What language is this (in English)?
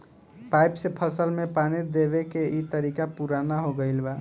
Bhojpuri